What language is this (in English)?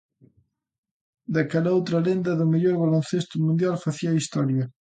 Galician